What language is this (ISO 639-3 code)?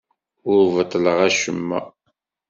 kab